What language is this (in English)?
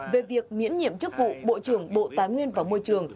Vietnamese